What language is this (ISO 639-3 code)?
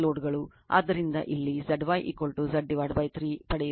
kan